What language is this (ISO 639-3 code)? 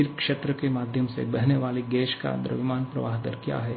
hin